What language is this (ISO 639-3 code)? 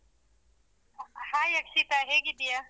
kan